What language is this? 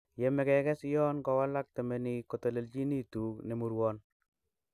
Kalenjin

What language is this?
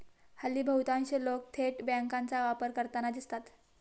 Marathi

